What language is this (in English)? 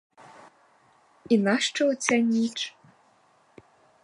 Ukrainian